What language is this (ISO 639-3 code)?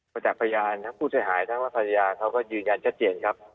tha